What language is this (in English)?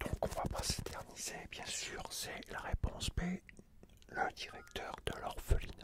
French